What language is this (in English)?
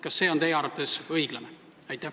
Estonian